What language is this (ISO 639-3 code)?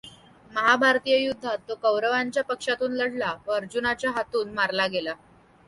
mar